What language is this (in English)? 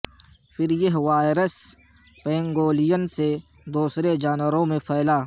Urdu